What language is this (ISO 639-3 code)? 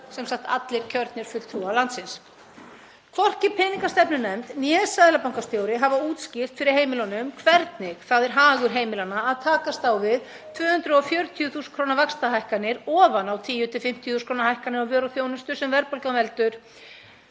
isl